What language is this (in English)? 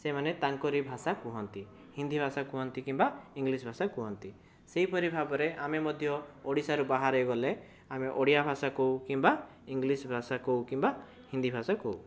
Odia